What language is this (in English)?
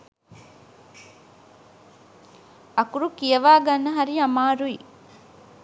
Sinhala